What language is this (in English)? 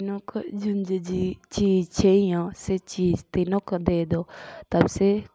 Jaunsari